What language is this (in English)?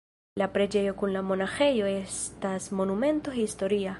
Esperanto